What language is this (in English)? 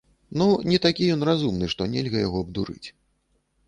Belarusian